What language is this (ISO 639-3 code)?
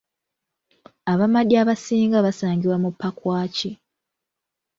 lug